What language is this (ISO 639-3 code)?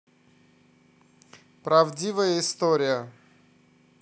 rus